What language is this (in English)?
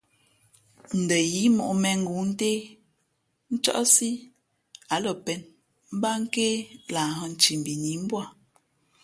Fe'fe'